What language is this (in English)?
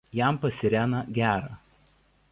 Lithuanian